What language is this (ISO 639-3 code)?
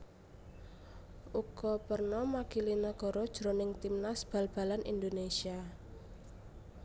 jav